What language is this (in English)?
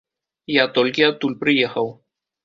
Belarusian